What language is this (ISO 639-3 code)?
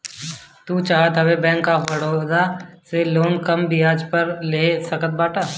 bho